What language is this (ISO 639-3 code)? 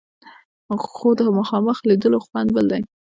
pus